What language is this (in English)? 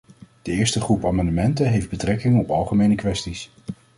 Dutch